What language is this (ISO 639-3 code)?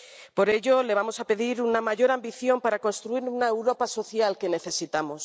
spa